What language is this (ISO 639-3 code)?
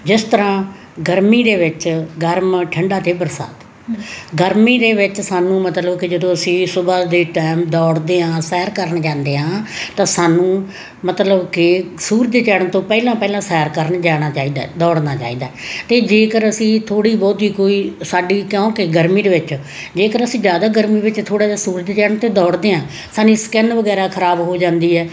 pan